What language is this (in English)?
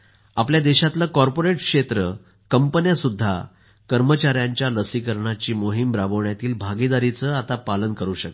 Marathi